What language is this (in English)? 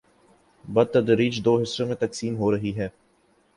Urdu